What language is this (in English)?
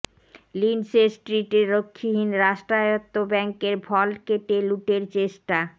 Bangla